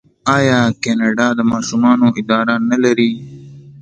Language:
Pashto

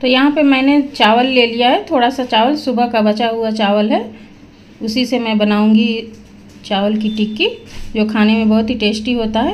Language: Hindi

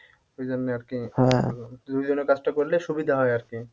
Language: Bangla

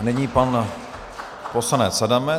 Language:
Czech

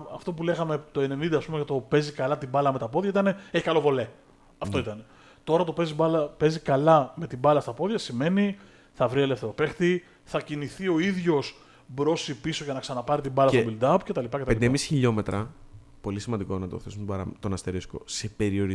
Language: Greek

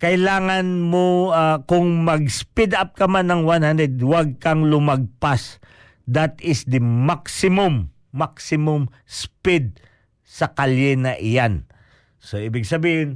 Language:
Filipino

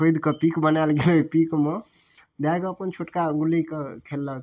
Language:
Maithili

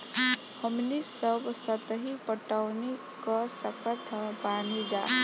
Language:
Bhojpuri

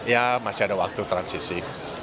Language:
Indonesian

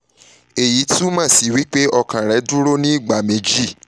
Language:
Yoruba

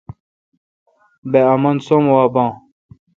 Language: Kalkoti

